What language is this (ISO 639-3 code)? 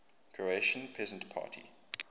eng